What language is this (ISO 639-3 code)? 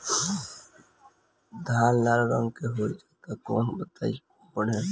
bho